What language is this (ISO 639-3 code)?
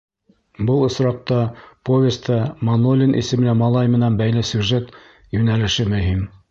bak